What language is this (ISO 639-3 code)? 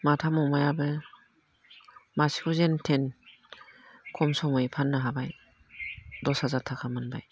brx